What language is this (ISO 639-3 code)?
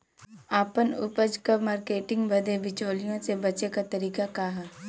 bho